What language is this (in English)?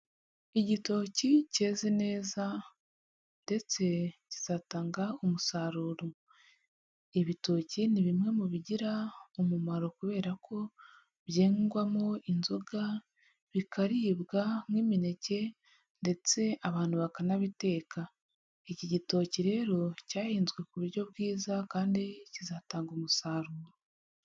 Kinyarwanda